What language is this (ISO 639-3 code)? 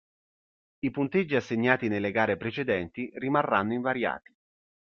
ita